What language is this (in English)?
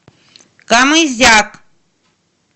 Russian